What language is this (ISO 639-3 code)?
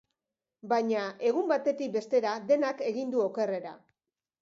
eus